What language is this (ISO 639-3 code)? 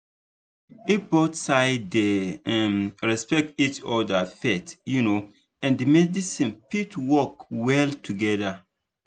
pcm